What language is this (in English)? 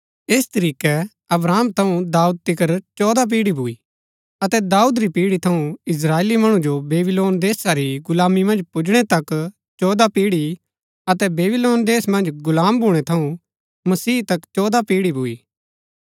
Gaddi